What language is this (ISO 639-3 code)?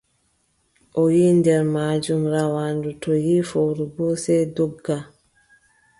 fub